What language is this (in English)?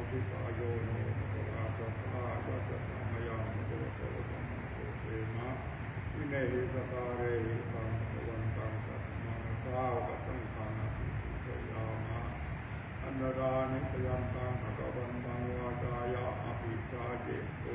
Thai